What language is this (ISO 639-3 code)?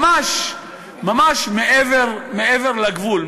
heb